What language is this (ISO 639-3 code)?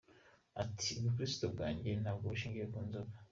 kin